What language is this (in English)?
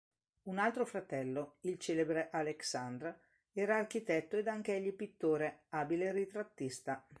Italian